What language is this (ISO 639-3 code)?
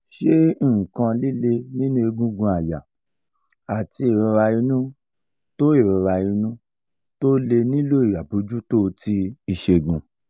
yor